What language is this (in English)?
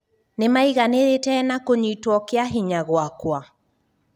Kikuyu